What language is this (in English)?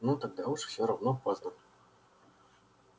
Russian